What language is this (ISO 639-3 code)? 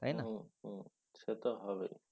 ben